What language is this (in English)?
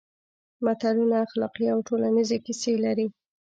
Pashto